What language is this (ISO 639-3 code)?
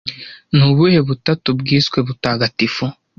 kin